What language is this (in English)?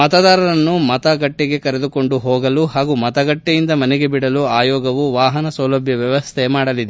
Kannada